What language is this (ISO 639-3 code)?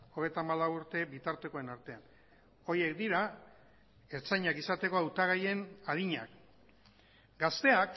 eus